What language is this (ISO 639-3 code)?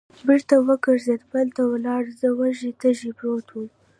pus